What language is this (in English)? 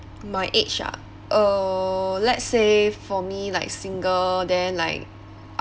English